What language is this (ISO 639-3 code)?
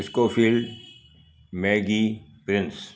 snd